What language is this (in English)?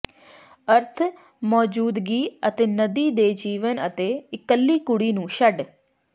Punjabi